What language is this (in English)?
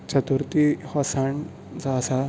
Konkani